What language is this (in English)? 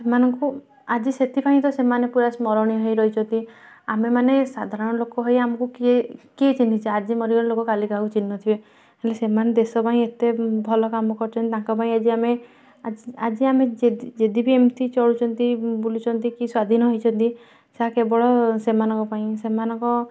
Odia